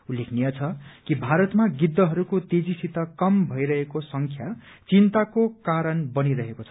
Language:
Nepali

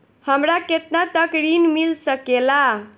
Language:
Bhojpuri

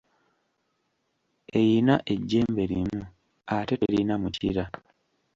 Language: Ganda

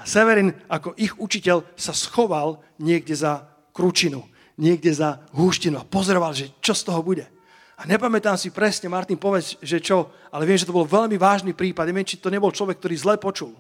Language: Slovak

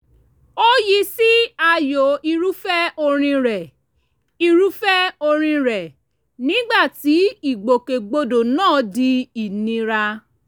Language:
Yoruba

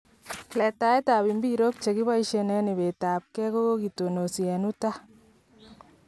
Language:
Kalenjin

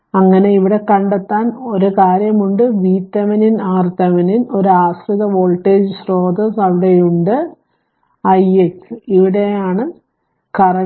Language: Malayalam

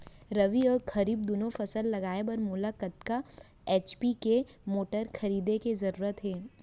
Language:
Chhattisgarhi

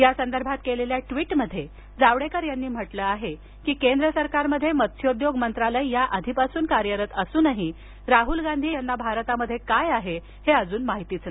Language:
Marathi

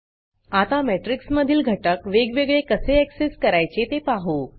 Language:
Marathi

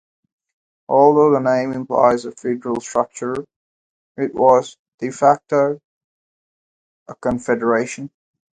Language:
English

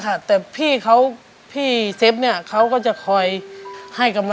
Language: Thai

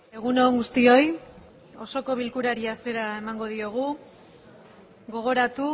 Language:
Basque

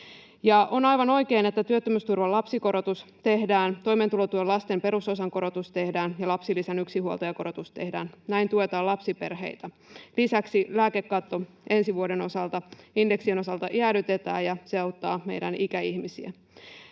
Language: Finnish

